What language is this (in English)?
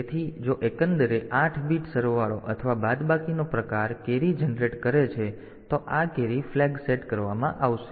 Gujarati